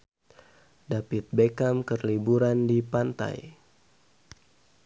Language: Sundanese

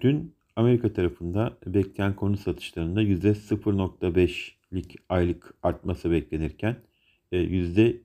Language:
Turkish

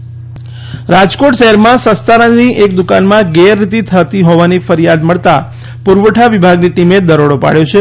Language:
Gujarati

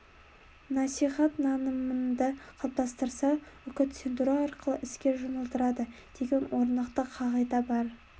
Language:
Kazakh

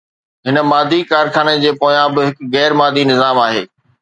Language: Sindhi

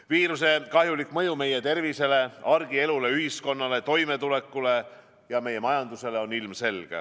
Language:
Estonian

